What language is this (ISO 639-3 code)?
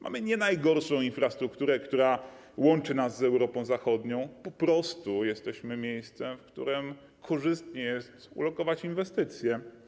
pol